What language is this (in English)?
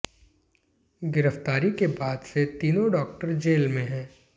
Hindi